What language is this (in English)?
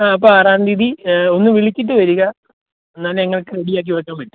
Malayalam